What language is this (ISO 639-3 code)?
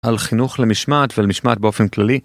heb